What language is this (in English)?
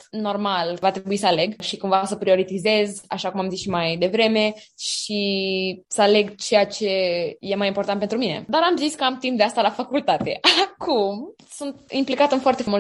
Romanian